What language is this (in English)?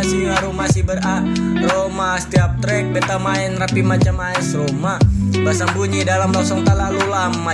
Indonesian